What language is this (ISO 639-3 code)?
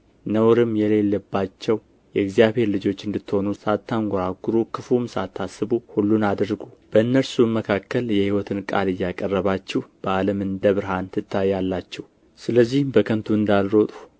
amh